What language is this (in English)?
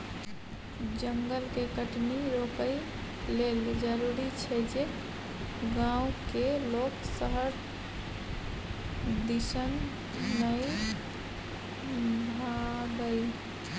Maithili